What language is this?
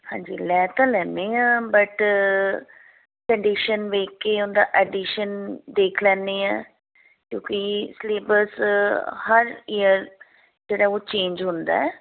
Punjabi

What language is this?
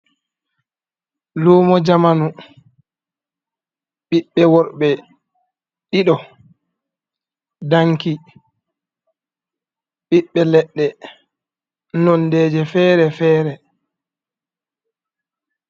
Fula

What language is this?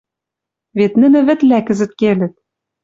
Western Mari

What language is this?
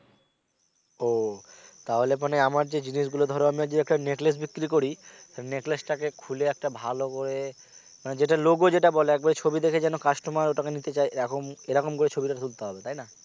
Bangla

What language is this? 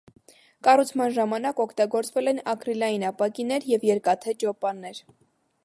Armenian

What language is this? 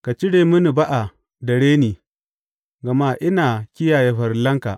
Hausa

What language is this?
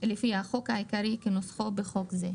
Hebrew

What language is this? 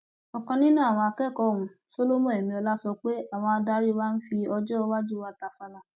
Yoruba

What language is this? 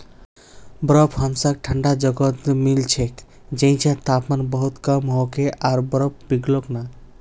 Magahi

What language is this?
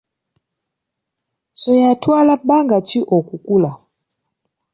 Ganda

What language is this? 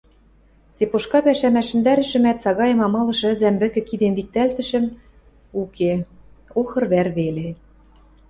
Western Mari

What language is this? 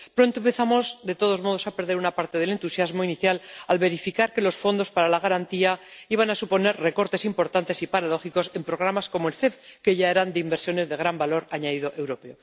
Spanish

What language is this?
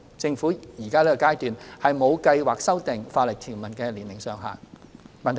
Cantonese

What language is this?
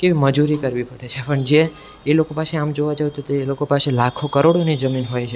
Gujarati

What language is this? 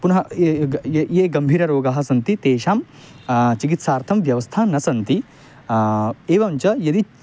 Sanskrit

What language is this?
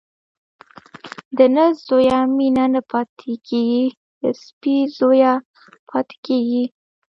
Pashto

